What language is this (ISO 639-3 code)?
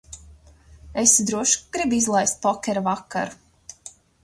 lav